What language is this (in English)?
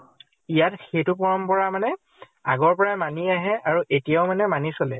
Assamese